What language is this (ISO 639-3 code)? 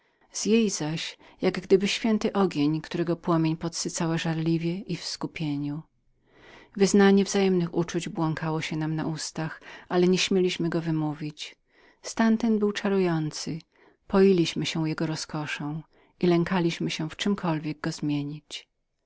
pol